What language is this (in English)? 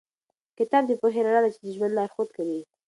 Pashto